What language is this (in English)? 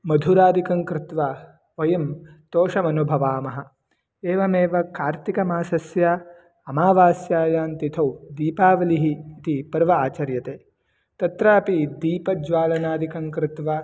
Sanskrit